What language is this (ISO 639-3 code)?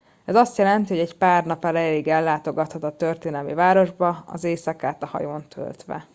hun